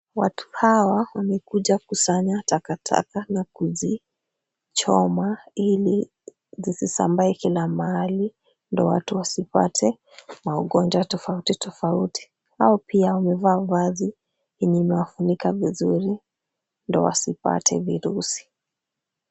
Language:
Swahili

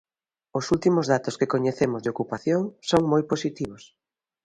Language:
Galician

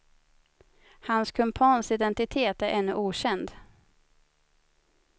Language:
Swedish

